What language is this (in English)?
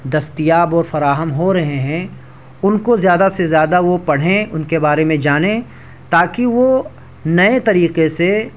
Urdu